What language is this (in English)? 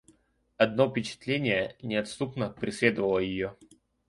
Russian